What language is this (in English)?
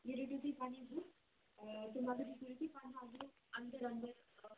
Kashmiri